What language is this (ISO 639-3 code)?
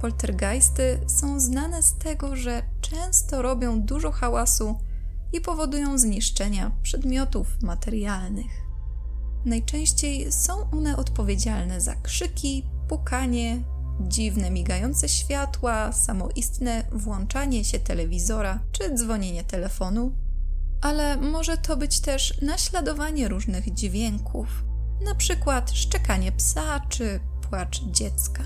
pol